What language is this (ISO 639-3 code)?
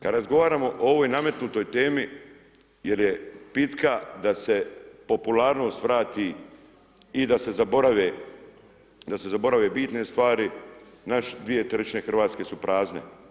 hrv